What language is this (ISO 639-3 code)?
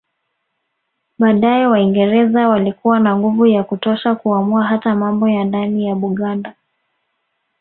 swa